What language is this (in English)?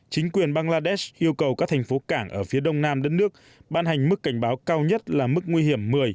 Vietnamese